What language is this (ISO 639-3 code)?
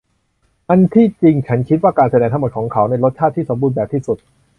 tha